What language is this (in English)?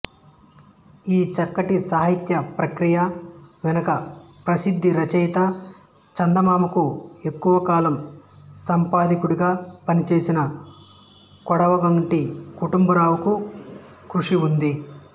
Telugu